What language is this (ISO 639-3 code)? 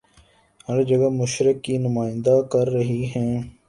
urd